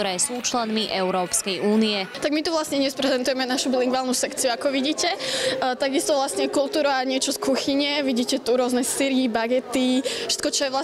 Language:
Slovak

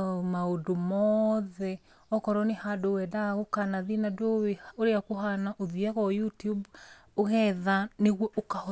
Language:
Kikuyu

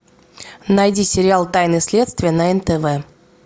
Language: Russian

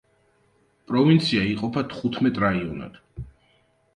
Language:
Georgian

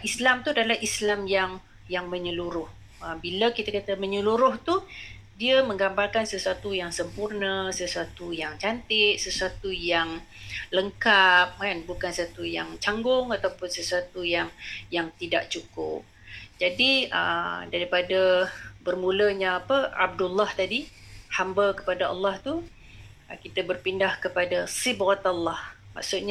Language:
Malay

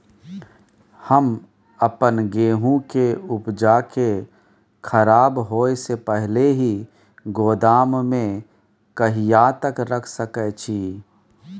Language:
Maithili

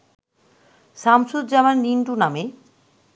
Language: Bangla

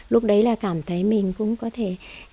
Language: Vietnamese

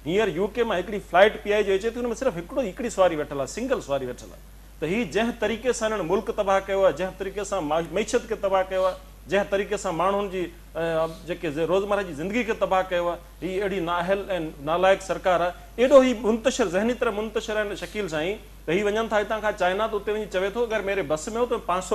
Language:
Hindi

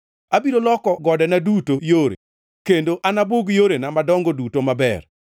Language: Luo (Kenya and Tanzania)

